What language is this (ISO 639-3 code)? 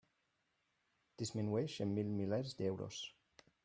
cat